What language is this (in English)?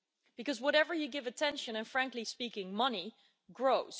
English